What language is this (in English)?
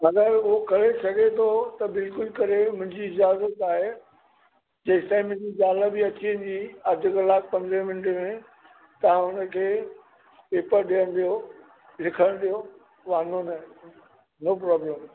Sindhi